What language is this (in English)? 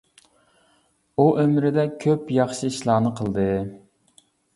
Uyghur